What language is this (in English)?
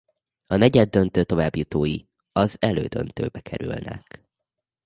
Hungarian